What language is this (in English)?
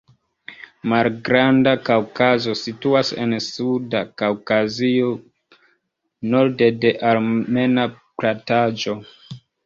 Esperanto